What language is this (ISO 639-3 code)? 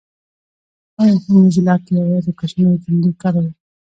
pus